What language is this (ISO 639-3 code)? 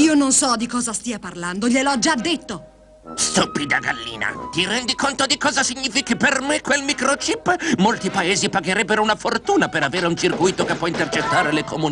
ita